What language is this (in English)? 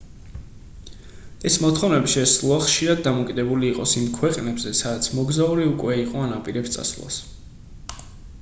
Georgian